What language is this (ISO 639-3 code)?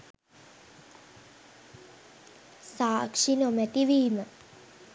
sin